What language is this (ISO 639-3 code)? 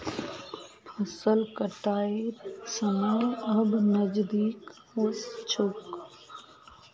mag